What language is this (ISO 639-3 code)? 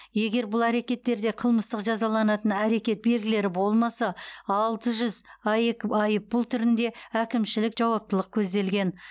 kaz